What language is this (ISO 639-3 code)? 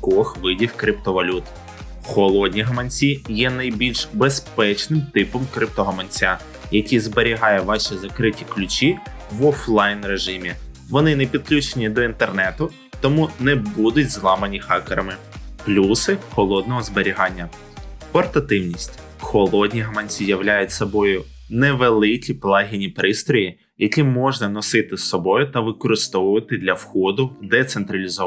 ukr